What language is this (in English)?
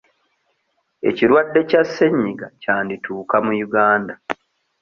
Ganda